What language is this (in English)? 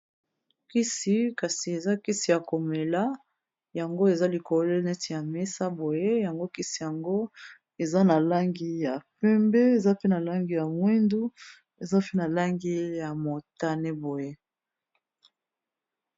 Lingala